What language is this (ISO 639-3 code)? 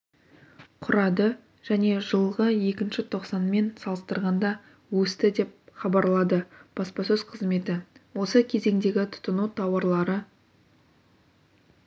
kaz